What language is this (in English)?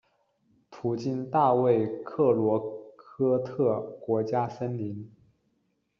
Chinese